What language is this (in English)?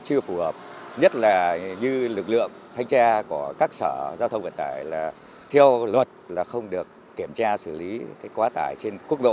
Vietnamese